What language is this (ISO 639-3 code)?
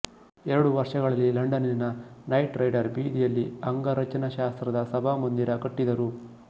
kan